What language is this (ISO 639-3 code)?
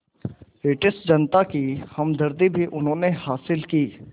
hin